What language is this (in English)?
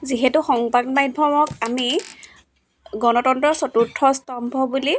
Assamese